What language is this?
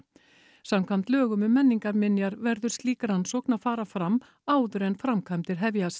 Icelandic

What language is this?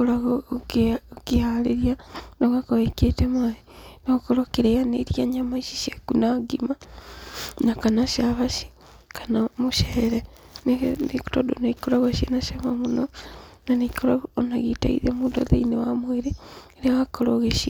Kikuyu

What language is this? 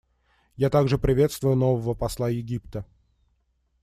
Russian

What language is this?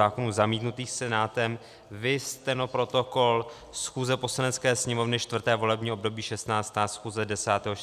Czech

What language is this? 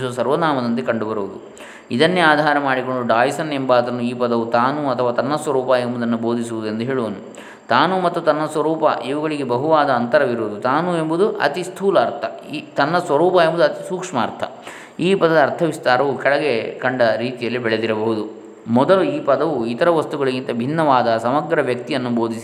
Kannada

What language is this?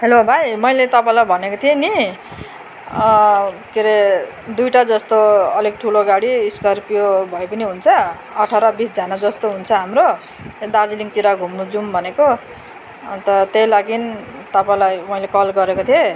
Nepali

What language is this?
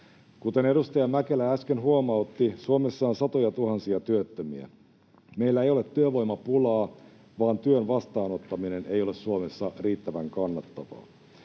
Finnish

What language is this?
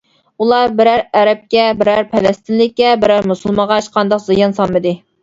Uyghur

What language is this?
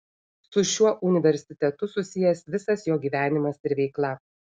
Lithuanian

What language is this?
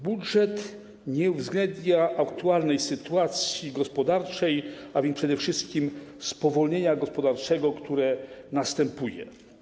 Polish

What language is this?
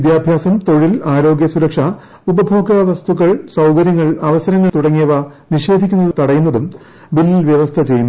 Malayalam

